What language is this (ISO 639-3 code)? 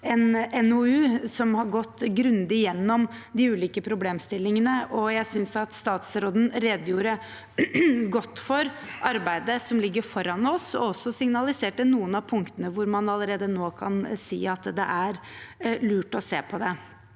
nor